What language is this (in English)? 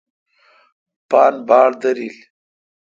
Kalkoti